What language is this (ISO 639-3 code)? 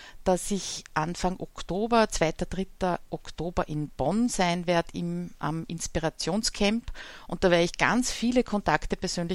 deu